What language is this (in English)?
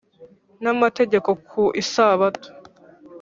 Kinyarwanda